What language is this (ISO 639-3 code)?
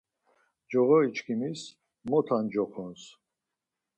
lzz